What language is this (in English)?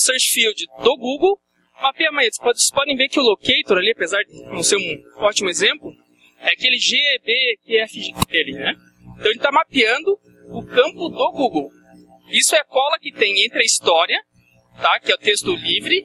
Portuguese